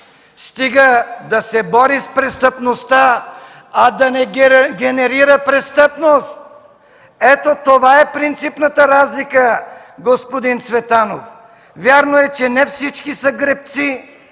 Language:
Bulgarian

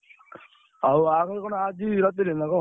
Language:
Odia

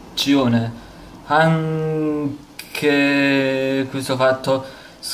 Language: Italian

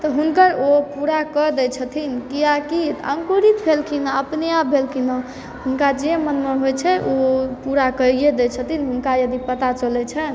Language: Maithili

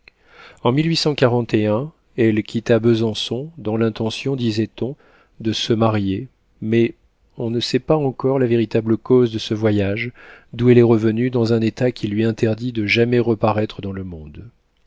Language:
French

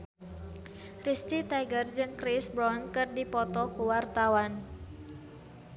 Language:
Sundanese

